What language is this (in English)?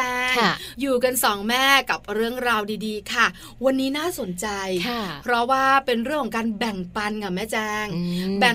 Thai